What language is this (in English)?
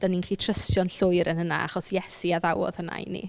Welsh